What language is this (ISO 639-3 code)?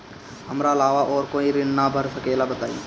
bho